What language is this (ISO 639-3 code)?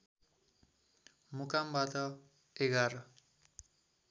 nep